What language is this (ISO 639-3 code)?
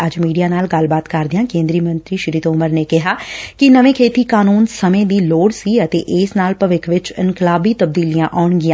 pan